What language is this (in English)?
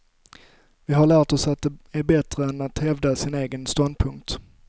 Swedish